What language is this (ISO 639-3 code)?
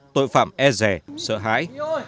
vie